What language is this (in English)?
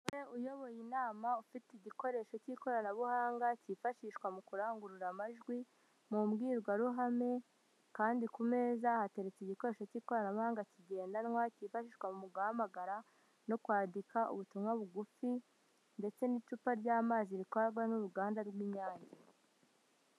Kinyarwanda